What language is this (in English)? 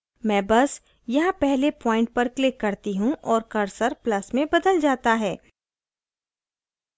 Hindi